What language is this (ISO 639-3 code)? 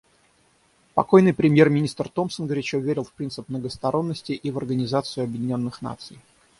rus